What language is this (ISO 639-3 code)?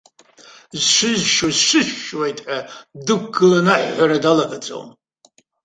abk